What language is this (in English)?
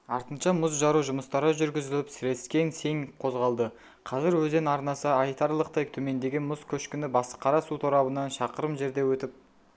Kazakh